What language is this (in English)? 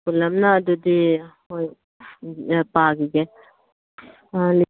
Manipuri